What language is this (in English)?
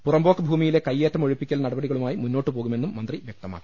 Malayalam